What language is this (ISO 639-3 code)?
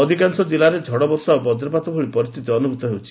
ori